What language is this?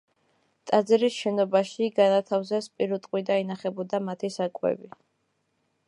Georgian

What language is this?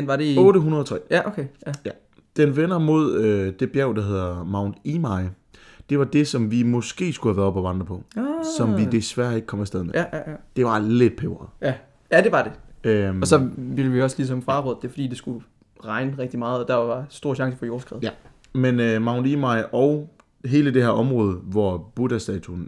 Danish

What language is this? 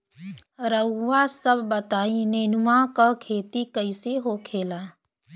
Bhojpuri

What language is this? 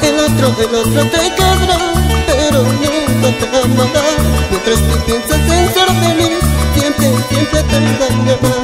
Spanish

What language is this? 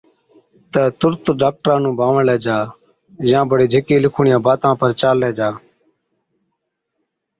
Od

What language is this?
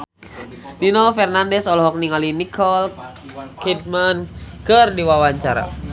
Sundanese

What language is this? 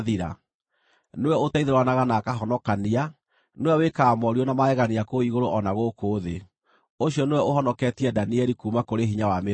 Kikuyu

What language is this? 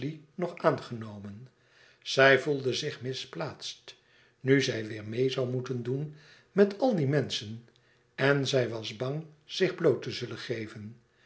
Dutch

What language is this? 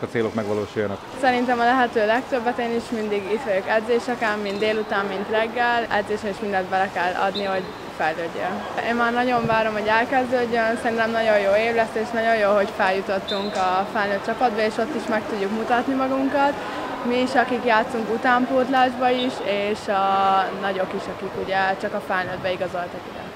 Hungarian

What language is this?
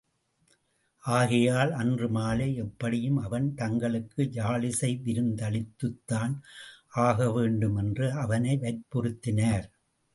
Tamil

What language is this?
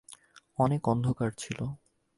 Bangla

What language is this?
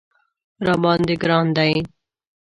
Pashto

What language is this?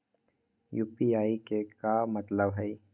Magahi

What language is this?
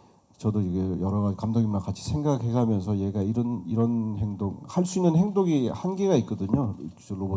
Korean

